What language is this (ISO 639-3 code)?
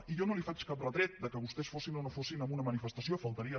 cat